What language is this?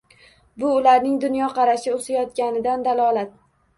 Uzbek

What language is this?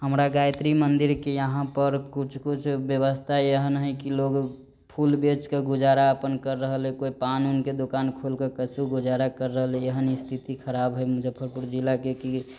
Maithili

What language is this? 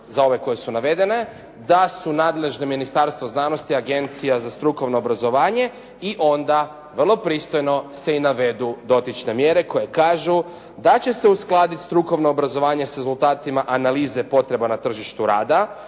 Croatian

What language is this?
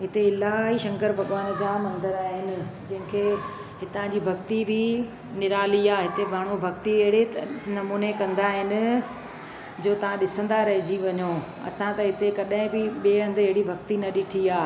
Sindhi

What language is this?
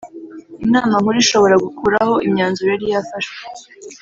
Kinyarwanda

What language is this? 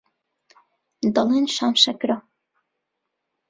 Central Kurdish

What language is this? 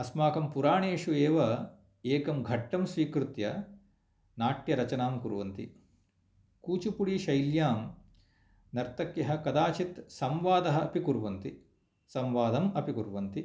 Sanskrit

